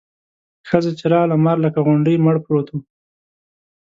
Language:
Pashto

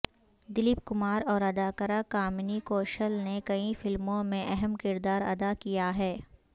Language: Urdu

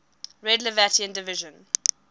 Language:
English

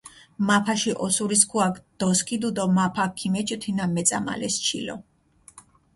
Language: Mingrelian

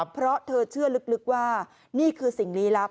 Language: Thai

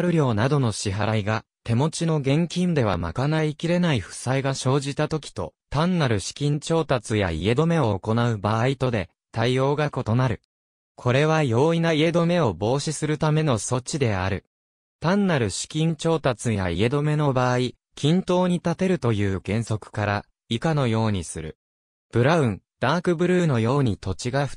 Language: Japanese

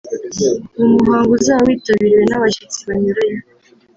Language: Kinyarwanda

